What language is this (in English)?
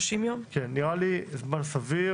Hebrew